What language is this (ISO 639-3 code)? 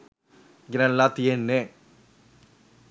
sin